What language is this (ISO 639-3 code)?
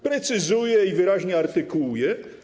pol